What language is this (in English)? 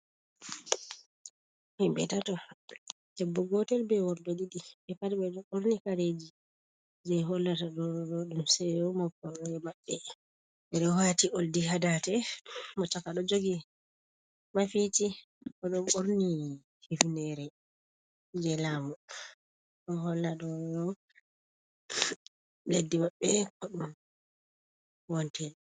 Fula